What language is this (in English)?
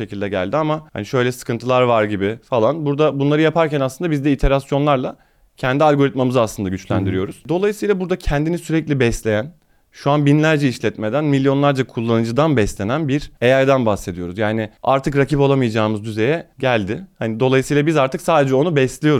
Turkish